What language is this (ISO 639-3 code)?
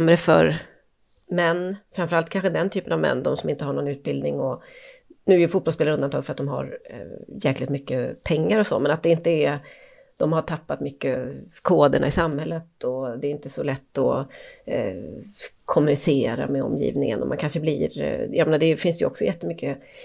swe